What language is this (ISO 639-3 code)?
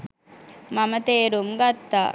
sin